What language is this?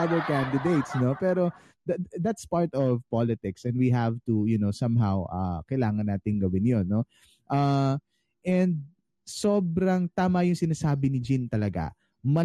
Filipino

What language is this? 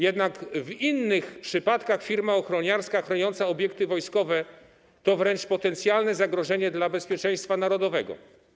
Polish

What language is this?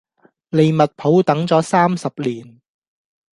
Cantonese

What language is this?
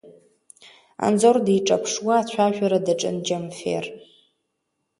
Abkhazian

